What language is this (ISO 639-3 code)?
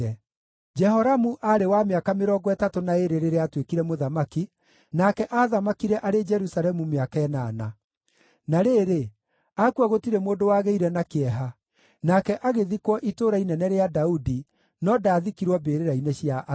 kik